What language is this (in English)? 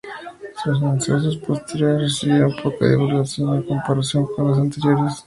Spanish